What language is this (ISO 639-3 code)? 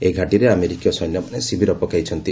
ori